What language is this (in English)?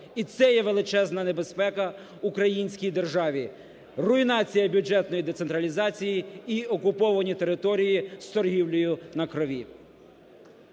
Ukrainian